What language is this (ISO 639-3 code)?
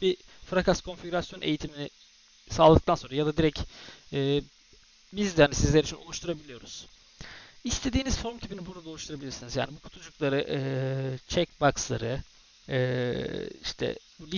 tur